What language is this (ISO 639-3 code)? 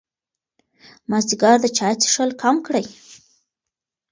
pus